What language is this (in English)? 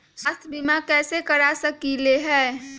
Magahi